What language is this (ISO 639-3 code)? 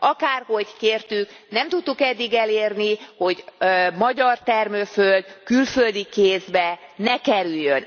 hun